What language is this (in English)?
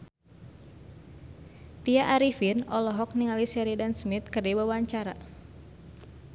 Sundanese